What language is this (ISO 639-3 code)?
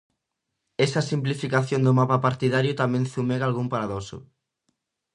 glg